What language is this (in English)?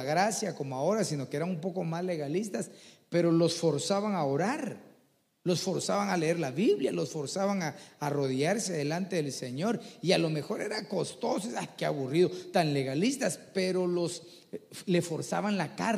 Spanish